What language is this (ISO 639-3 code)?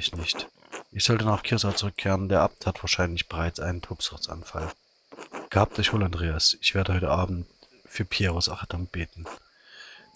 deu